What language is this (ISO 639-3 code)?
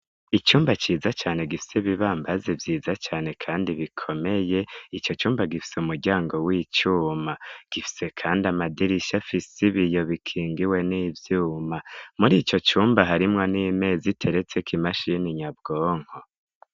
run